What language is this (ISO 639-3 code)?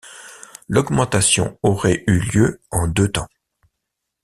fra